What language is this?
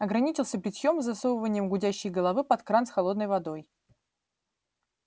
Russian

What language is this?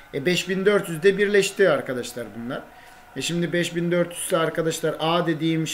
Turkish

